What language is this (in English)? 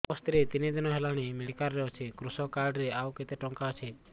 Odia